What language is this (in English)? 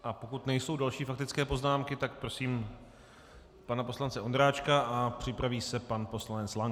Czech